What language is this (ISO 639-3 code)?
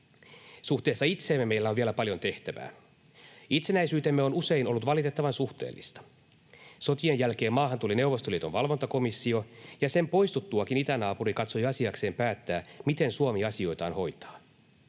fin